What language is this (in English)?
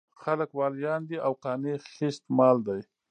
Pashto